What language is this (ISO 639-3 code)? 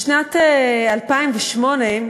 heb